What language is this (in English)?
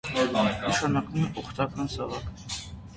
Armenian